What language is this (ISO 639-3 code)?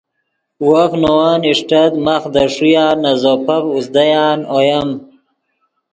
ydg